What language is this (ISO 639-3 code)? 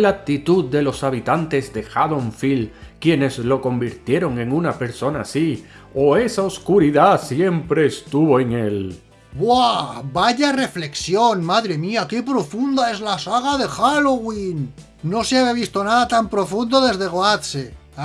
spa